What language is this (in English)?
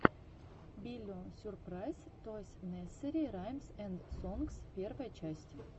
Russian